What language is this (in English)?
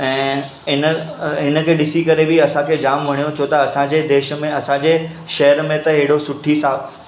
Sindhi